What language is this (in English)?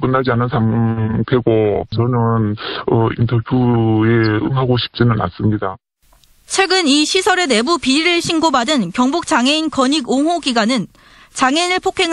Korean